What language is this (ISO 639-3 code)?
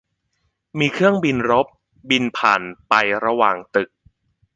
tha